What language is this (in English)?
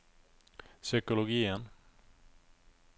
Norwegian